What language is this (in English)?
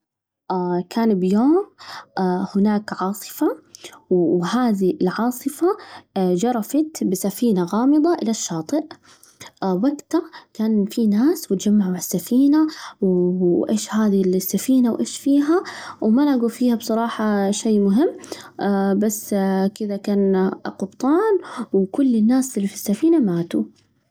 Najdi Arabic